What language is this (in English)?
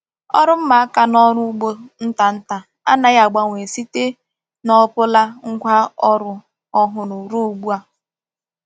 Igbo